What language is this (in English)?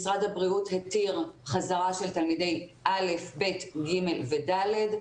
Hebrew